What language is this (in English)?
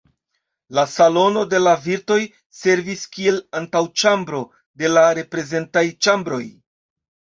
Esperanto